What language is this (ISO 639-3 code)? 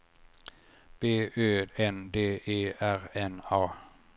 swe